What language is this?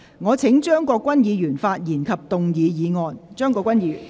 Cantonese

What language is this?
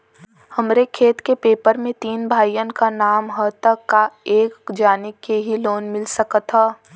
Bhojpuri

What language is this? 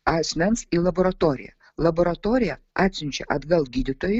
Lithuanian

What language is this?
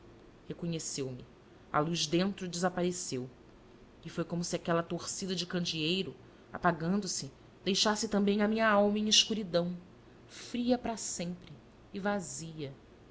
Portuguese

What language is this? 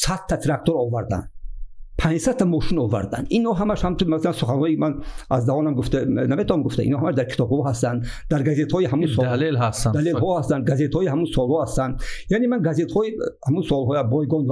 Persian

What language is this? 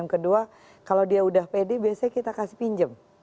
Indonesian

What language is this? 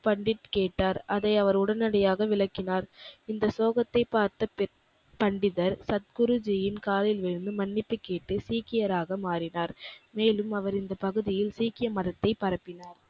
Tamil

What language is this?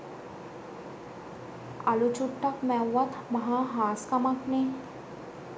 Sinhala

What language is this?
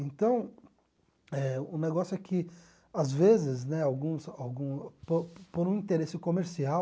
Portuguese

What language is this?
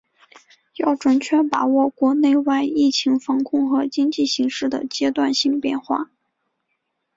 Chinese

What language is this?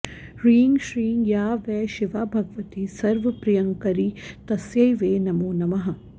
Sanskrit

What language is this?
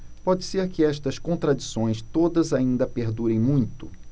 Portuguese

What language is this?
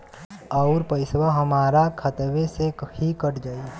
Bhojpuri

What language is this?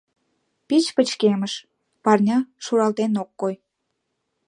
Mari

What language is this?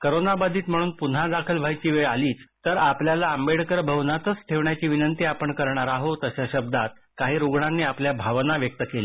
Marathi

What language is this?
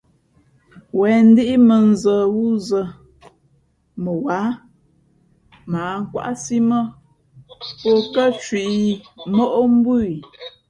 Fe'fe'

